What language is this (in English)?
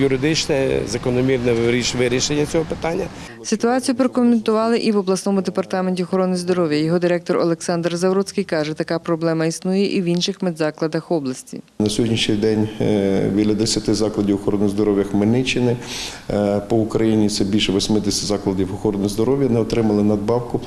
Ukrainian